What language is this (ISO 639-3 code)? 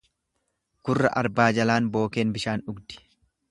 orm